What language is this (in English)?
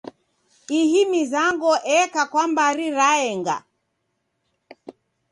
Taita